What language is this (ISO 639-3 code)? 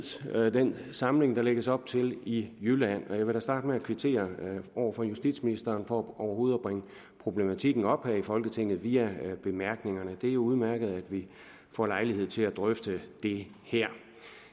dan